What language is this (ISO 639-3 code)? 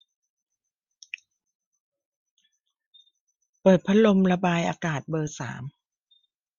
tha